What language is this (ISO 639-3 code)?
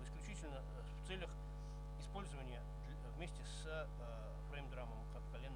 rus